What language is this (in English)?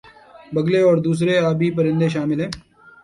Urdu